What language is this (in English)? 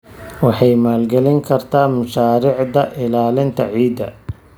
Somali